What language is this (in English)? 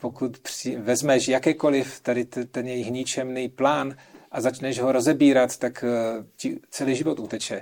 Czech